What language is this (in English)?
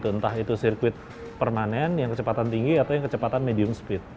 Indonesian